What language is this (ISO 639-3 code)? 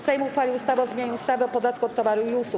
pol